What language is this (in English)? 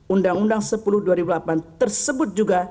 Indonesian